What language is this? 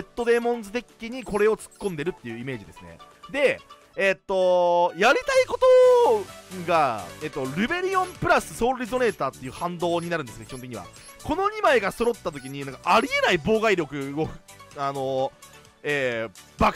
Japanese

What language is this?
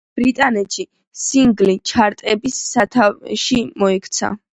Georgian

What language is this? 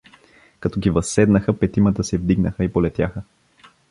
Bulgarian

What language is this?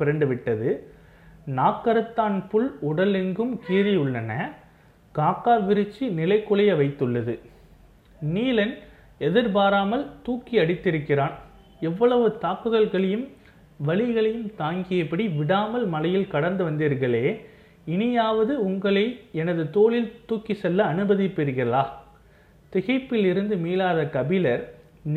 Tamil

